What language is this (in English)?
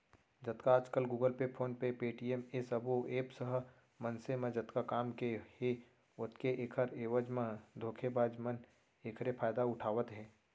Chhattisgarhi